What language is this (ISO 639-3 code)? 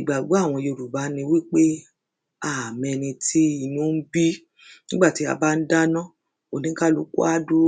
yor